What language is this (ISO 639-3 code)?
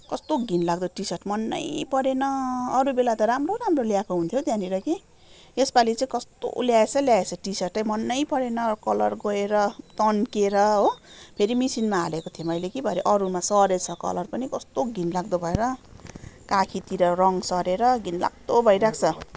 nep